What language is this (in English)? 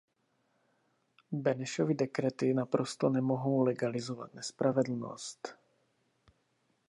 Czech